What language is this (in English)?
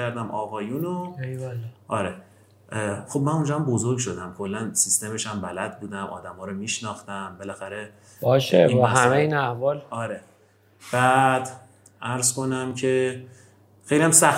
Persian